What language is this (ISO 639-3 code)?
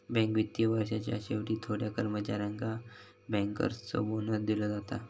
mar